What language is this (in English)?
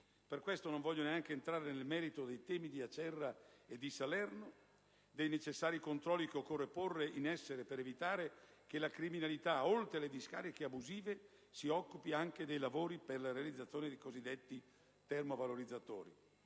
Italian